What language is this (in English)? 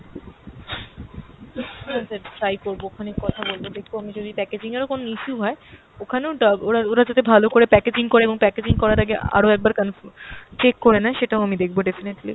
Bangla